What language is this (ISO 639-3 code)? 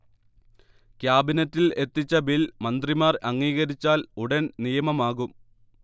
mal